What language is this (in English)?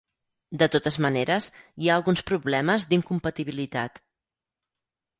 Catalan